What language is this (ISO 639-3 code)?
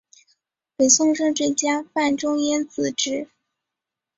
zho